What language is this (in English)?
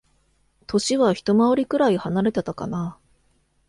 Japanese